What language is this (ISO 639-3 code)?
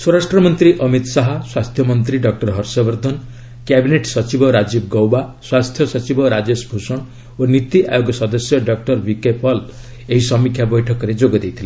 ori